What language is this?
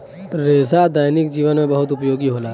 Bhojpuri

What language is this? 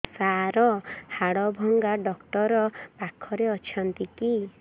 Odia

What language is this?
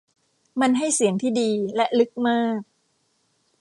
Thai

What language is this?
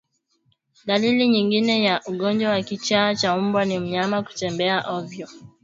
Swahili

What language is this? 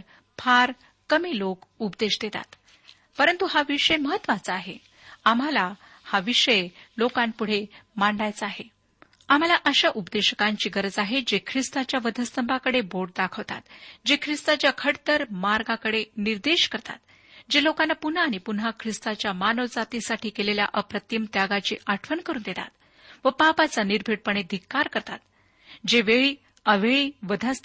Marathi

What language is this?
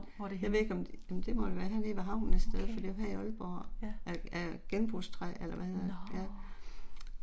Danish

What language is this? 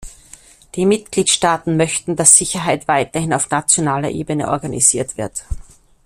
German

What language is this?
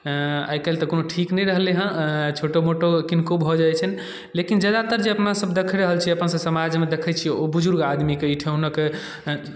Maithili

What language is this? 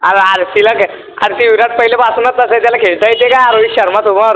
Marathi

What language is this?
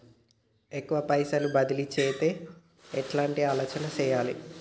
Telugu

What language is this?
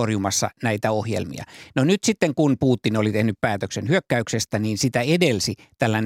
Finnish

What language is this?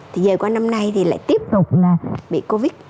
Vietnamese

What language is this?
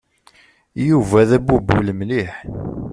Kabyle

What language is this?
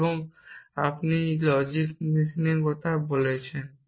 Bangla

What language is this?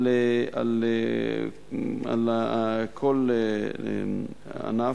Hebrew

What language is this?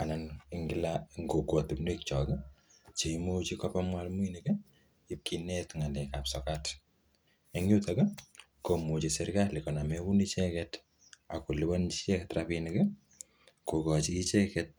Kalenjin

